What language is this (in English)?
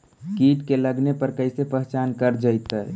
Magahi